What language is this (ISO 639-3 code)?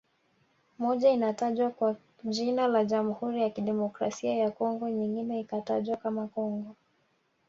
swa